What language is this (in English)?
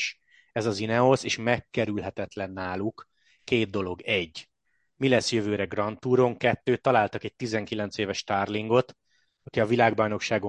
Hungarian